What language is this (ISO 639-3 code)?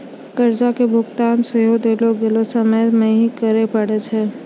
mai